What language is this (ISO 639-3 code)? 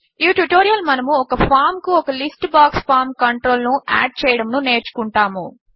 tel